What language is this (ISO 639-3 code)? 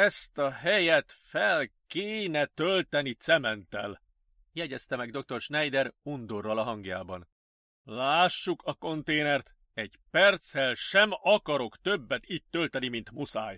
hun